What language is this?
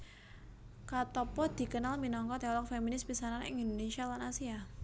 Javanese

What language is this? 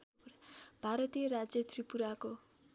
Nepali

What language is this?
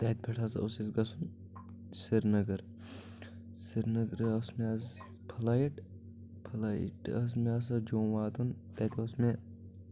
Kashmiri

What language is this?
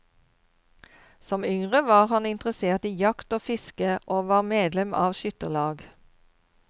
Norwegian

